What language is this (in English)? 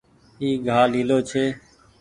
Goaria